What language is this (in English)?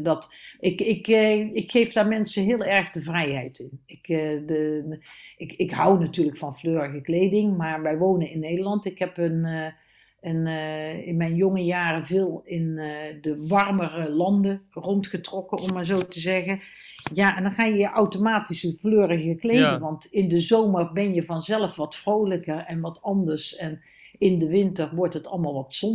Dutch